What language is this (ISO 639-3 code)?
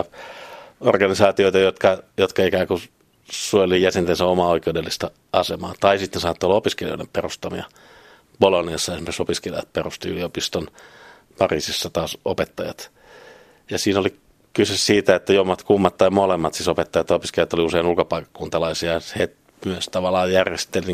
fin